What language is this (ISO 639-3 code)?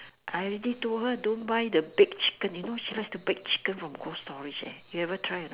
eng